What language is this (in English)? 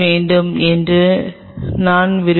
Tamil